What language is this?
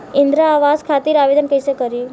Bhojpuri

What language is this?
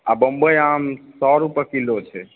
Maithili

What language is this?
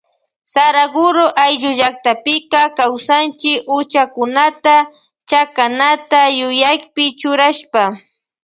Loja Highland Quichua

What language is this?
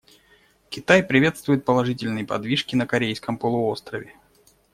Russian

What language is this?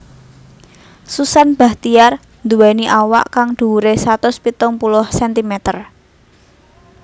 Javanese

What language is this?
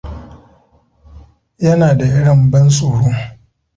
Hausa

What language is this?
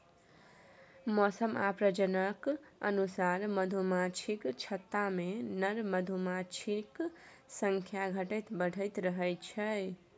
Maithili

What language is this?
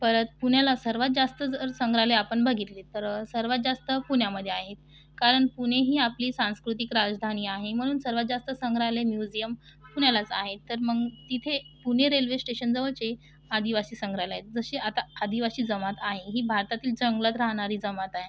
Marathi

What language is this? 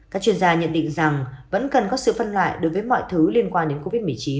Vietnamese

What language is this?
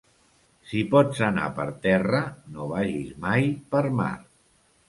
Catalan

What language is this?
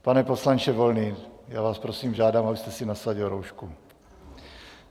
Czech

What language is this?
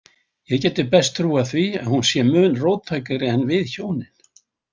Icelandic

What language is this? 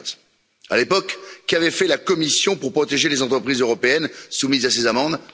French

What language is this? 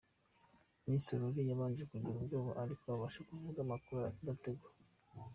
Kinyarwanda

